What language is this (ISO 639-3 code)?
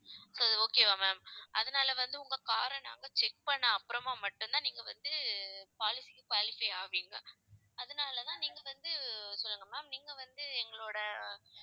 tam